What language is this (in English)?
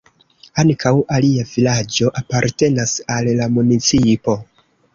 Esperanto